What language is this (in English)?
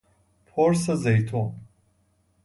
Persian